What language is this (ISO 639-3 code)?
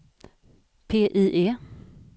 swe